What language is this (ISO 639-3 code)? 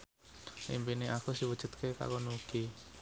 jav